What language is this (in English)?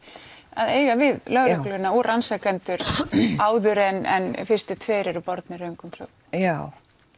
Icelandic